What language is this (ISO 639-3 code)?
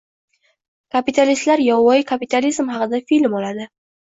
uzb